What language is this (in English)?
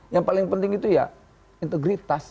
Indonesian